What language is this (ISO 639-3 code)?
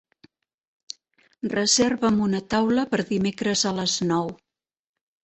cat